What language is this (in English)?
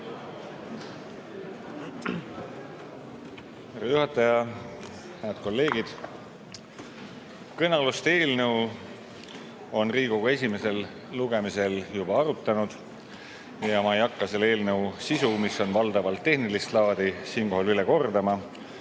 Estonian